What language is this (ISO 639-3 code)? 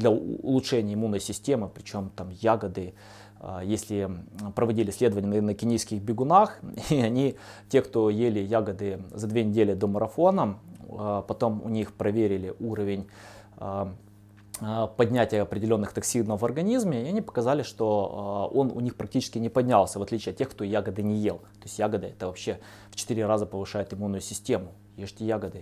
rus